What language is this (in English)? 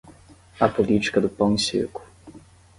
Portuguese